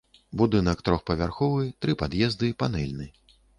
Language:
Belarusian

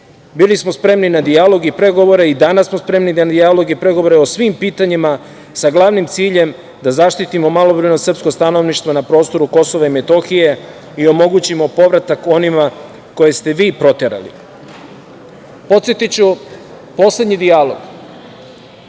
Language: Serbian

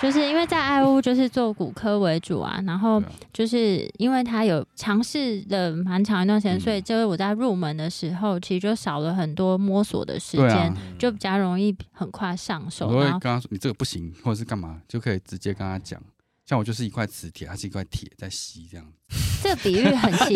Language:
Chinese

